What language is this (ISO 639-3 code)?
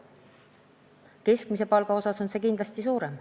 est